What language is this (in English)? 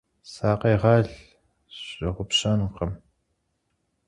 Kabardian